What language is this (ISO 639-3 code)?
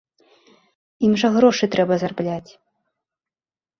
bel